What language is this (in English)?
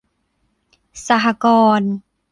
Thai